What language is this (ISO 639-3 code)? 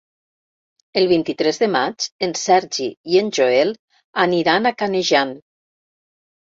cat